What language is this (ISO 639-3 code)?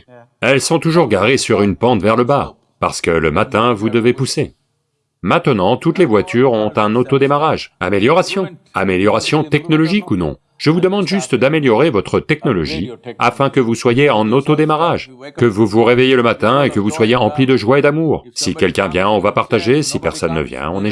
fra